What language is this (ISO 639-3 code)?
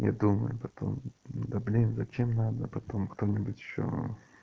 rus